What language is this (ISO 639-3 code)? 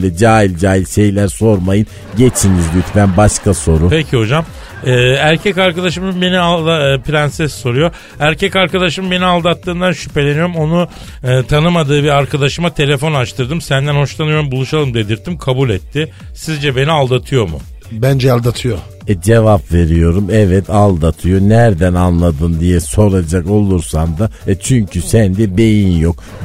tur